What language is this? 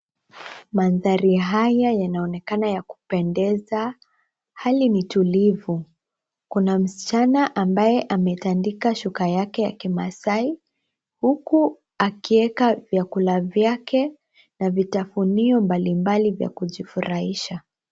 Swahili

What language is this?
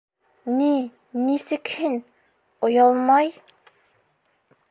Bashkir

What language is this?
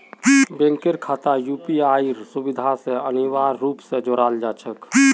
Magahi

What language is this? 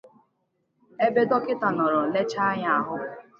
Igbo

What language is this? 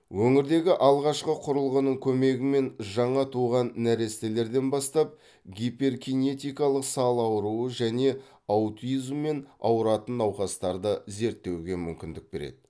Kazakh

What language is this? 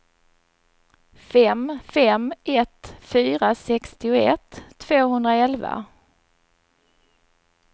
Swedish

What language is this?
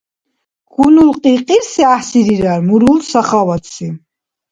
Dargwa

